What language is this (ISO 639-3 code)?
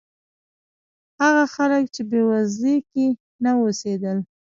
pus